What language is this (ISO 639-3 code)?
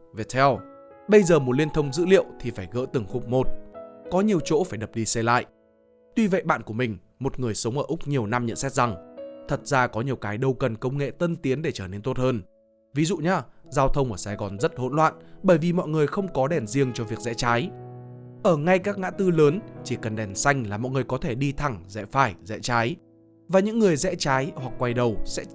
vie